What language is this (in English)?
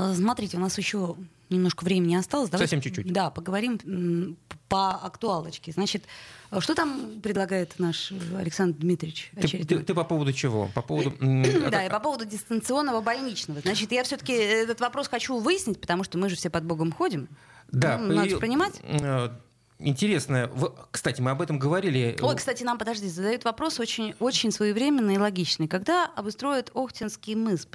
Russian